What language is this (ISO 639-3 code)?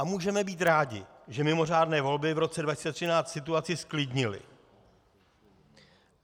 ces